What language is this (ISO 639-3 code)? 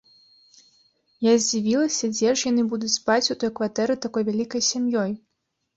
bel